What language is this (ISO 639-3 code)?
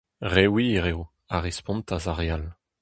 bre